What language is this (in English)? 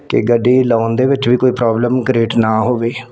Punjabi